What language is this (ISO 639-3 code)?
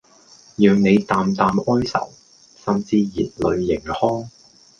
yue